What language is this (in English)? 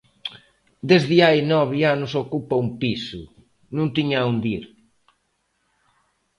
Galician